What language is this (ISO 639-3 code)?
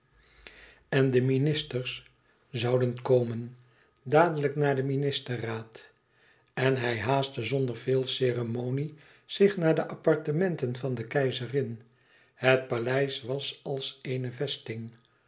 nld